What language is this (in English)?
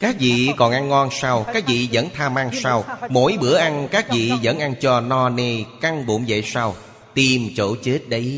Vietnamese